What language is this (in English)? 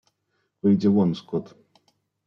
Russian